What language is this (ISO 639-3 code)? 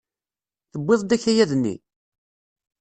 kab